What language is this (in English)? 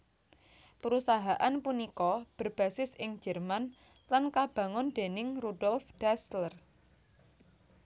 Javanese